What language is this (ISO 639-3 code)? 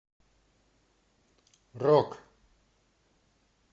rus